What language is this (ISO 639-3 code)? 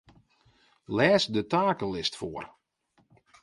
fry